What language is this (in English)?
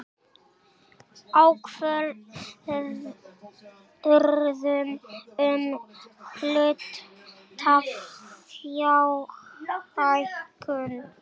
Icelandic